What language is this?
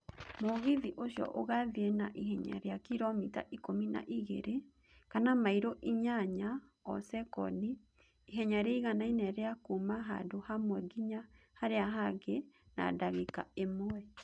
Kikuyu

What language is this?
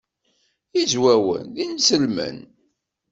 Kabyle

